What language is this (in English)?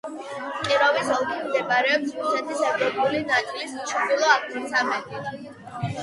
Georgian